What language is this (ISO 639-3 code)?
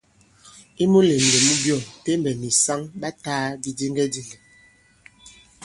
abb